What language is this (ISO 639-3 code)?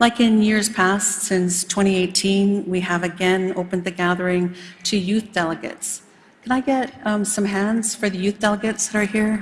eng